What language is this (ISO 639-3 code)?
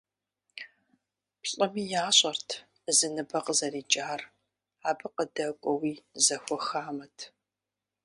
kbd